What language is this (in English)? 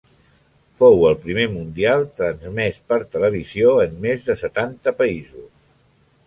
Catalan